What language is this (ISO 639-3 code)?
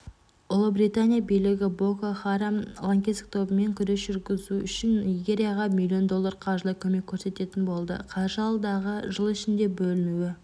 kaz